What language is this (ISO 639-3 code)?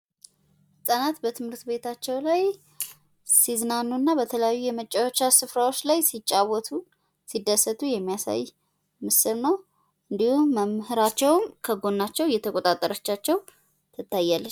amh